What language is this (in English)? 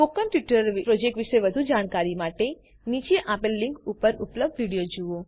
Gujarati